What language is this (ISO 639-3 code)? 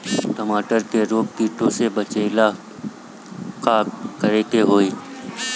bho